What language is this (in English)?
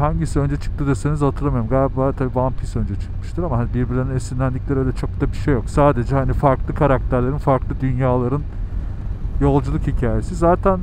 Turkish